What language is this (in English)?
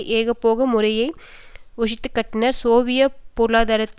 Tamil